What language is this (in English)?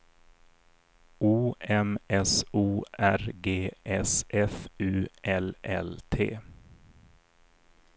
Swedish